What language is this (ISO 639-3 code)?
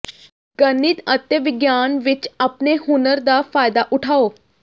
pan